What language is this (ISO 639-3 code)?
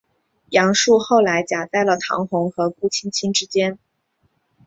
zho